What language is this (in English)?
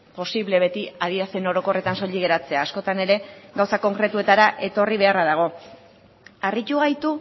Basque